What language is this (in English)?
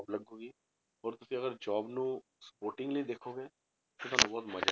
Punjabi